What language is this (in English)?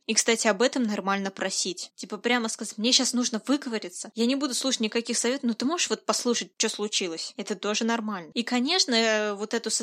Russian